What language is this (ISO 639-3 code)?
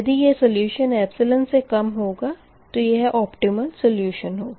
hin